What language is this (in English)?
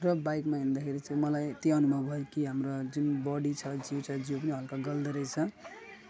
Nepali